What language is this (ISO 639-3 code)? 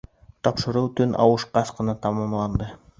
bak